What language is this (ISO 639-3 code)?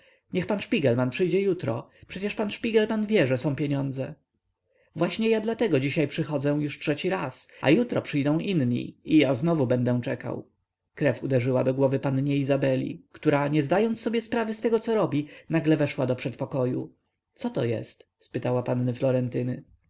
pol